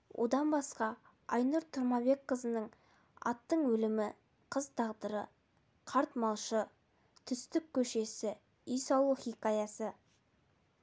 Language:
Kazakh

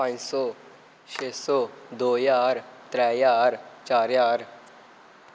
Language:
Dogri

